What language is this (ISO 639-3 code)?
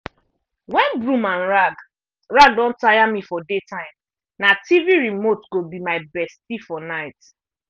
pcm